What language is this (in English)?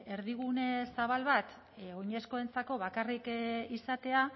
Basque